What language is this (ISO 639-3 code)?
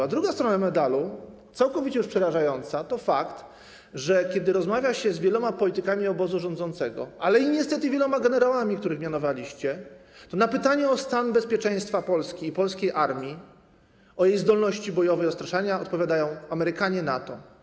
pol